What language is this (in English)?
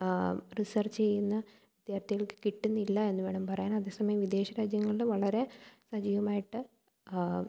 Malayalam